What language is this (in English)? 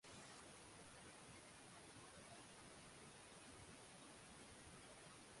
Swahili